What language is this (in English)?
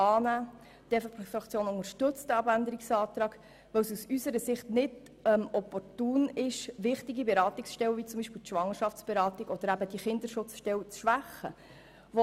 Swiss German